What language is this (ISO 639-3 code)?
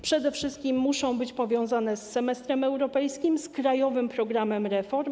pol